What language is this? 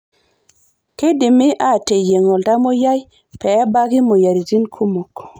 Masai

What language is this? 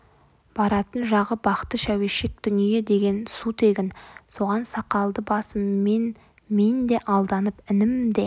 Kazakh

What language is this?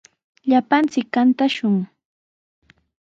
Sihuas Ancash Quechua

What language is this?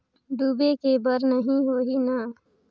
Chhattisgarhi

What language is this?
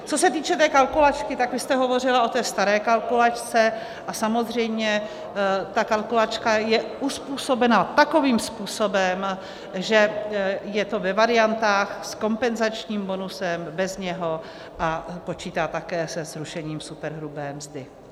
Czech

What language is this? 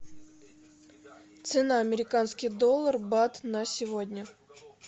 Russian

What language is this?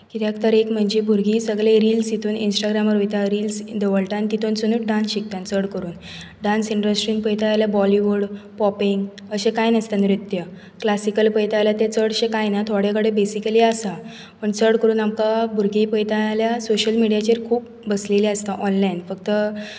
Konkani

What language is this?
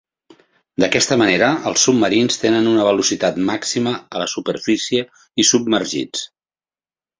Catalan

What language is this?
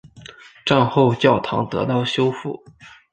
Chinese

